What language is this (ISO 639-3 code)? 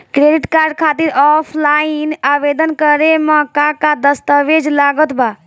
bho